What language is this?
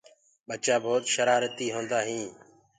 Gurgula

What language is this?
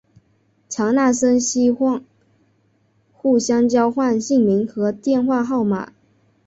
Chinese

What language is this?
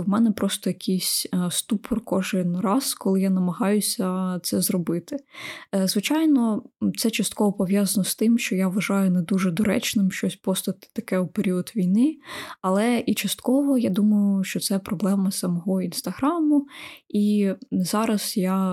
Ukrainian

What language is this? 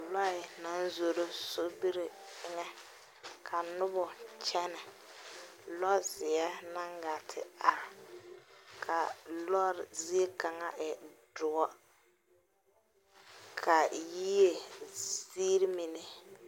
Southern Dagaare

